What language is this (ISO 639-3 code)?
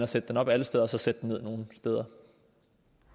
dan